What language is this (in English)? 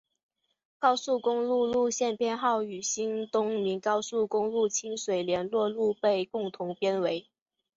Chinese